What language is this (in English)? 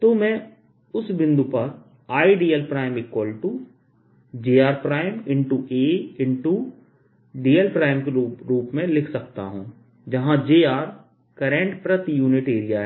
Hindi